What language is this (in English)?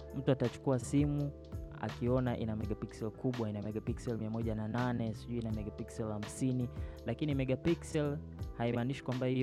Swahili